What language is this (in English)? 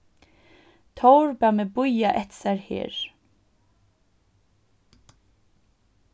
Faroese